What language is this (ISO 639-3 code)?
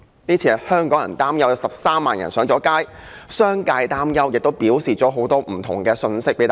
yue